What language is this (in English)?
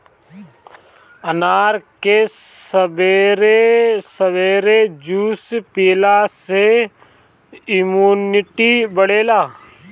Bhojpuri